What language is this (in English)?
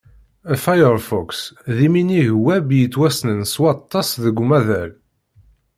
Kabyle